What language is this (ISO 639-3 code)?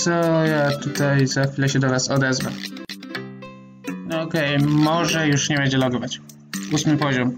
pol